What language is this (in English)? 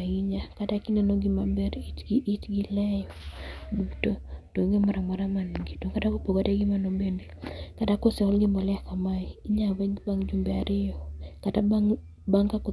Luo (Kenya and Tanzania)